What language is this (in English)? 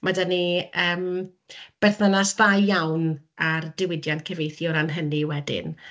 Welsh